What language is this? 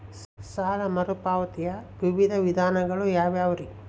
Kannada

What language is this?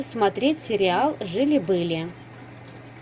Russian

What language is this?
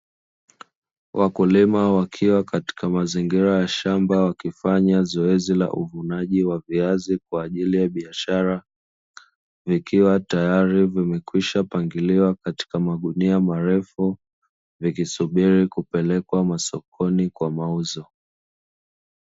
Swahili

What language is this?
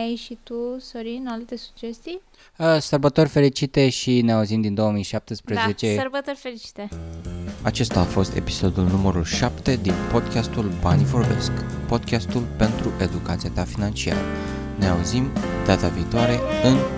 Romanian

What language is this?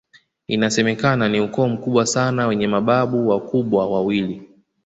Swahili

